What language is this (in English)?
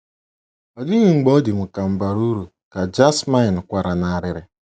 Igbo